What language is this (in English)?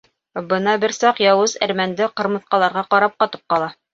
Bashkir